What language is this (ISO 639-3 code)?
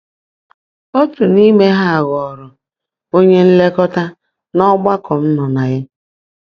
ibo